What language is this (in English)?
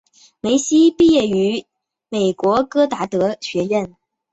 Chinese